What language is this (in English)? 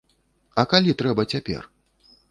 Belarusian